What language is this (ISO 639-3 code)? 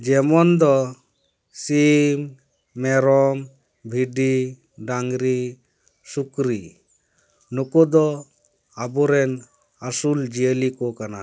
sat